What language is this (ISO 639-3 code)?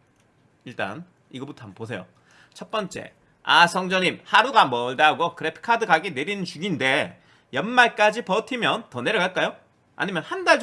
kor